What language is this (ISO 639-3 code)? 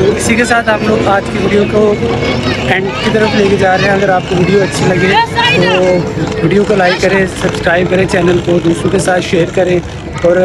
hin